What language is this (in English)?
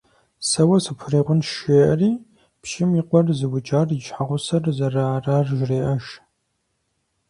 Kabardian